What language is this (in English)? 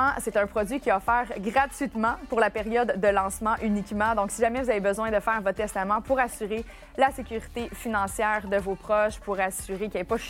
French